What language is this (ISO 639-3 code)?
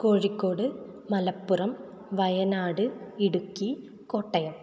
san